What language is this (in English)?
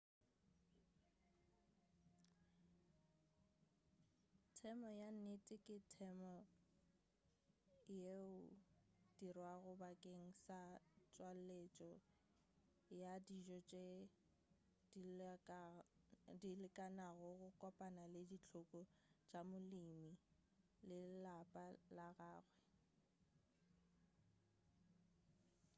Northern Sotho